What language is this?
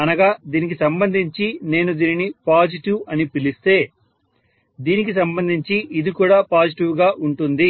Telugu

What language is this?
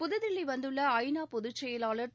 Tamil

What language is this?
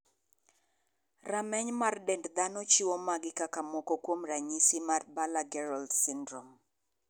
Luo (Kenya and Tanzania)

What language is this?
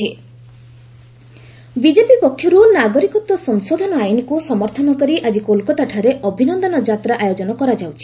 Odia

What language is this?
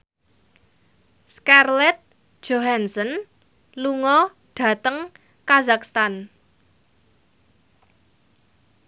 Javanese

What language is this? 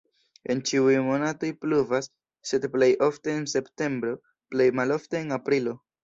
Esperanto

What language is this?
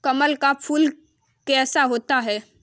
Hindi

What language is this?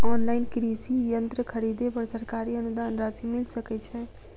Maithili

